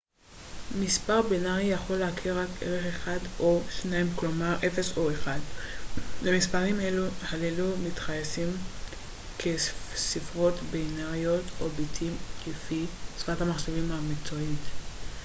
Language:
Hebrew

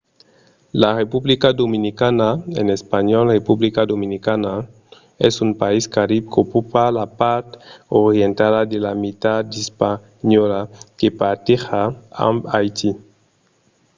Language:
Occitan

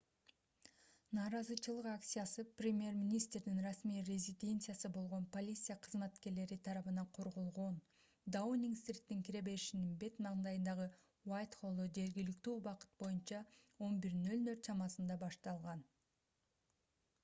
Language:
Kyrgyz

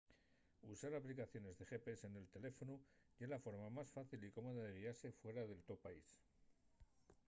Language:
Asturian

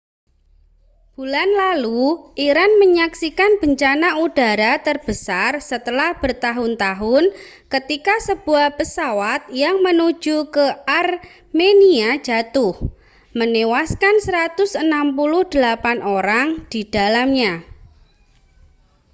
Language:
Indonesian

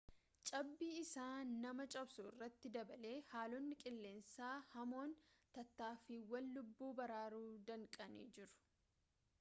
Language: Oromo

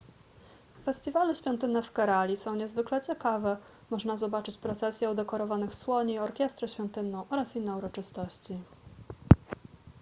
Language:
Polish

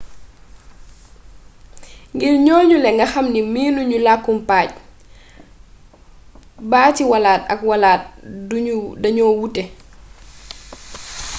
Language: Wolof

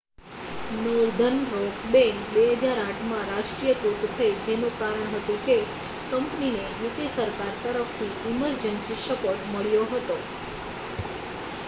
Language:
Gujarati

